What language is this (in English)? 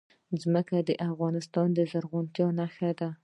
Pashto